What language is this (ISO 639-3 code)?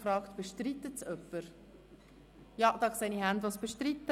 gsw